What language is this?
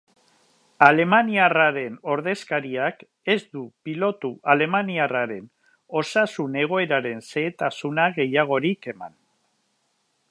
Basque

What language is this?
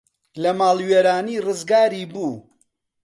Central Kurdish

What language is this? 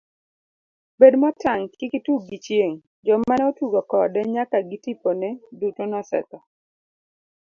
Luo (Kenya and Tanzania)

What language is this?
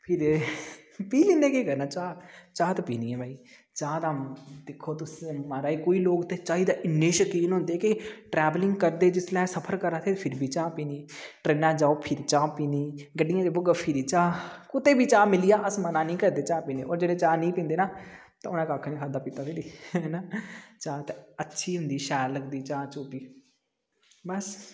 Dogri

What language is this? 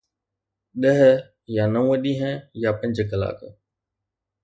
Sindhi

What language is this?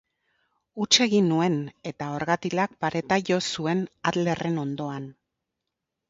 Basque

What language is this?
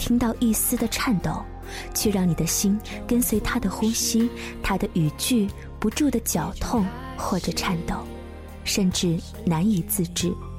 Chinese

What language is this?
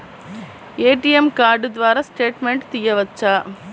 Telugu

